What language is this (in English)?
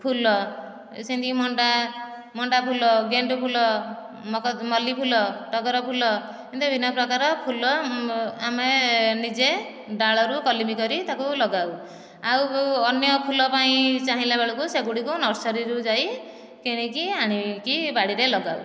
Odia